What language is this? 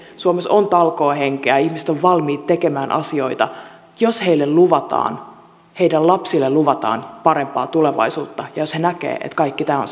Finnish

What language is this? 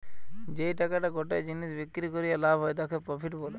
Bangla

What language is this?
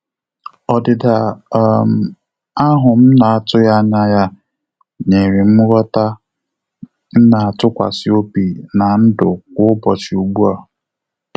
Igbo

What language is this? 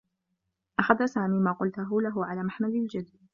Arabic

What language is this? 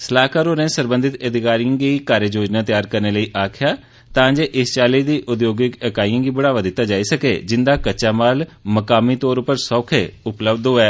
Dogri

